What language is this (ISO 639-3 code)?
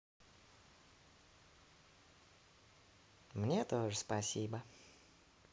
rus